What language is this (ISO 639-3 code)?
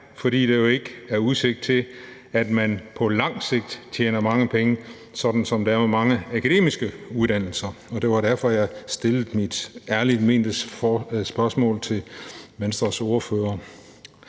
dan